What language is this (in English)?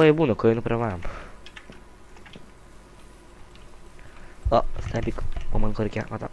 Romanian